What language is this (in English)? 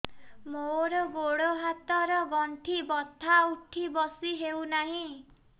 Odia